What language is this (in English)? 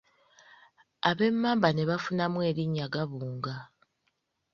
Ganda